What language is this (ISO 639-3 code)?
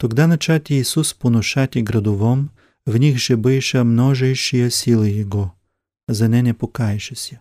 bul